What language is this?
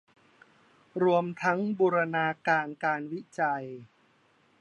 Thai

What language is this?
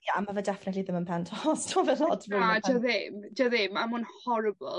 Welsh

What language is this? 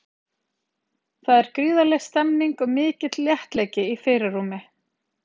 Icelandic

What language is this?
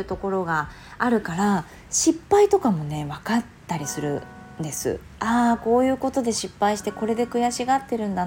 Japanese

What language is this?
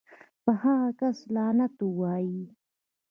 Pashto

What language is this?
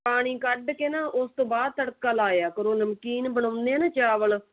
Punjabi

